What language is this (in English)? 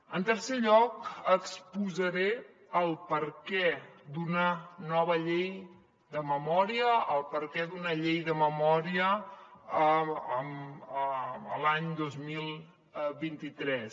Catalan